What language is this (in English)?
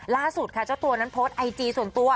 Thai